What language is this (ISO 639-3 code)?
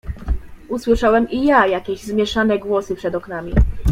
pol